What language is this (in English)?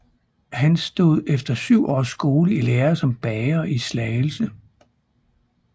Danish